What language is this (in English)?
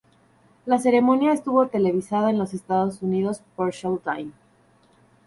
Spanish